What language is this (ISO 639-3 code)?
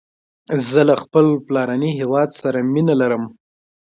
pus